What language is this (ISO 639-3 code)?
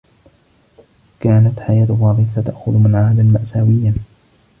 ara